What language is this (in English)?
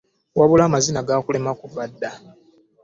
Ganda